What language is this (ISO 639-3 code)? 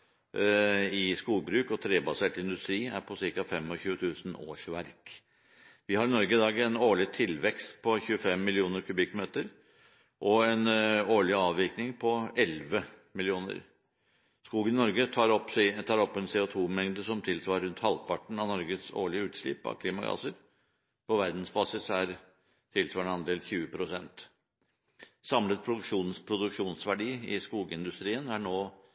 nob